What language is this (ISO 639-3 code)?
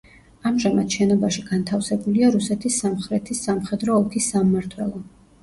kat